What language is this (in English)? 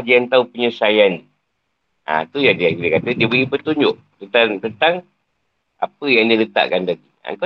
Malay